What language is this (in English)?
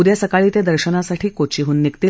Marathi